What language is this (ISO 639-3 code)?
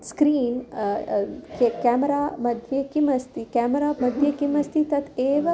san